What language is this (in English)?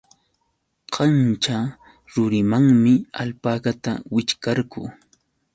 Yauyos Quechua